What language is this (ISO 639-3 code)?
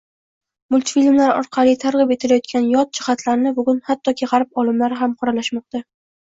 uzb